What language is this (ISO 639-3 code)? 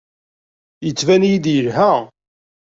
kab